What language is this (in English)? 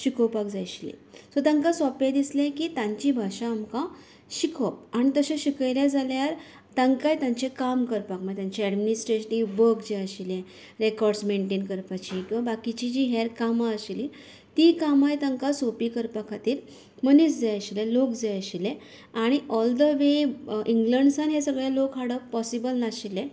Konkani